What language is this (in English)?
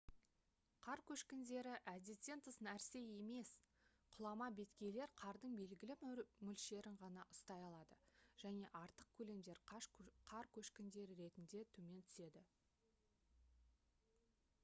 Kazakh